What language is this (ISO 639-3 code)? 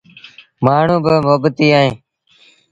sbn